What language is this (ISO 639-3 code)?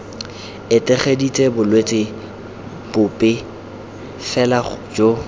tsn